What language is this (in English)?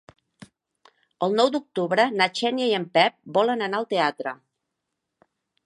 Catalan